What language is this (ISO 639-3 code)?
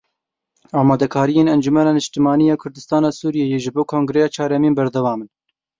kur